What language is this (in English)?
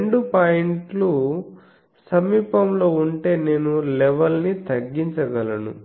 Telugu